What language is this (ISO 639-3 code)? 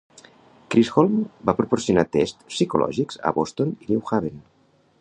cat